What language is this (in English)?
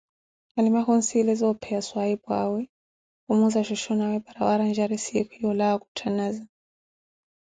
Koti